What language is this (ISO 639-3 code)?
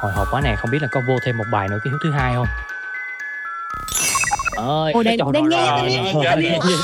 vie